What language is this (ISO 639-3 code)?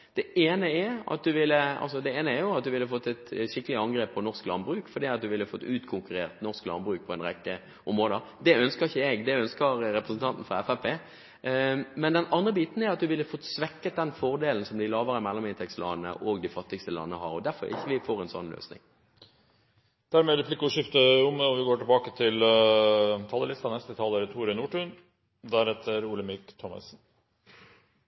nor